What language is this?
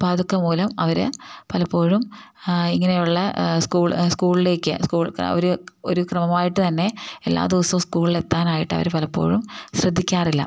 Malayalam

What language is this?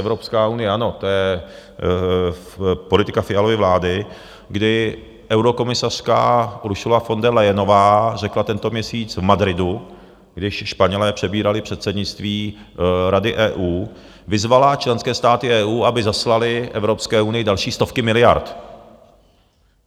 Czech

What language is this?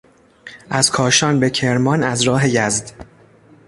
Persian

